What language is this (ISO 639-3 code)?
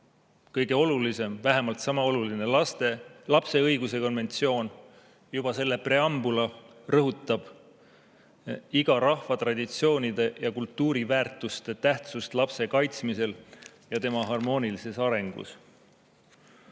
est